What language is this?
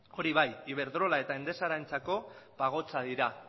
Basque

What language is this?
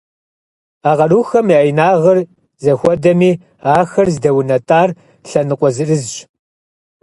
Kabardian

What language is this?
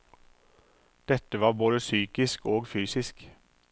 Norwegian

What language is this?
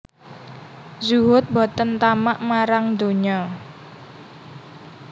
Javanese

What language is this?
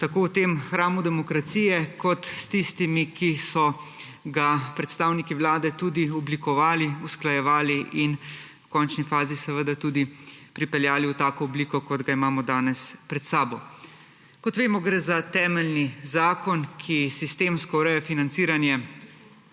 Slovenian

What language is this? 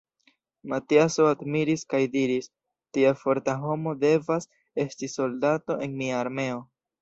Esperanto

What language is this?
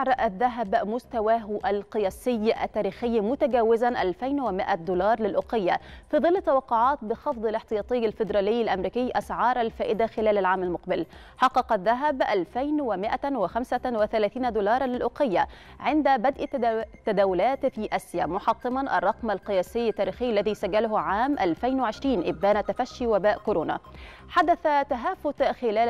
Arabic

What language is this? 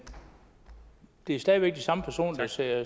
Danish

